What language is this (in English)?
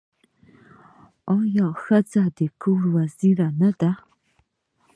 Pashto